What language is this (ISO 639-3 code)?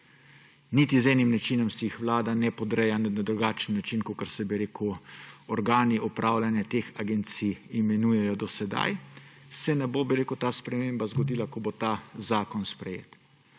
slv